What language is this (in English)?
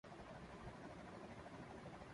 Urdu